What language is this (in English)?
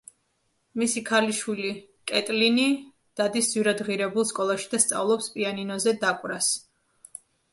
Georgian